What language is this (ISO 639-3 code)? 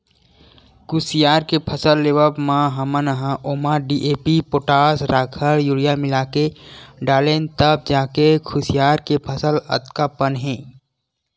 hne